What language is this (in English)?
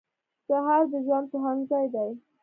Pashto